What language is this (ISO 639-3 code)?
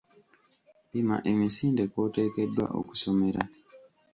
lug